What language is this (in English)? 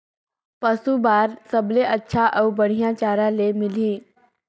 Chhattisgarhi